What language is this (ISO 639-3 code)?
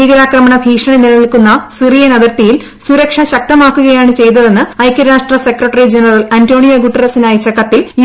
mal